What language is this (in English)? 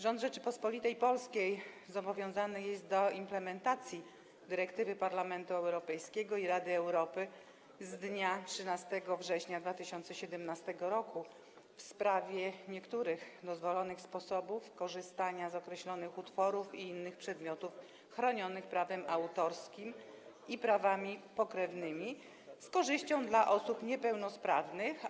Polish